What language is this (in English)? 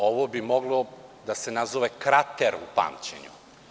Serbian